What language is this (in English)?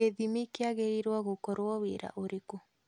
Kikuyu